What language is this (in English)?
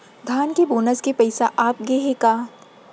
Chhattisgarhi